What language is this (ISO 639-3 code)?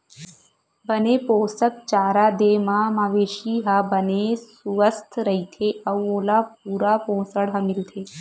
hne